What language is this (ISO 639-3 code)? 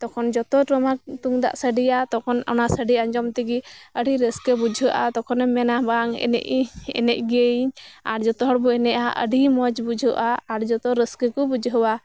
sat